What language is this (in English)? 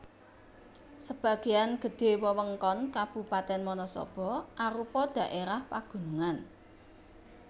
Javanese